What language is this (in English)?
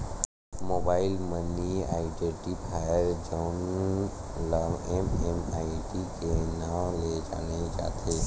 Chhattisgarhi